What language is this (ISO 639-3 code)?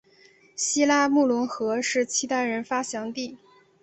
zho